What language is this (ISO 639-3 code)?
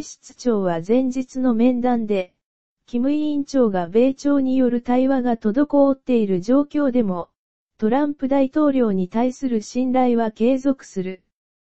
jpn